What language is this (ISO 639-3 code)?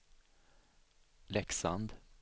swe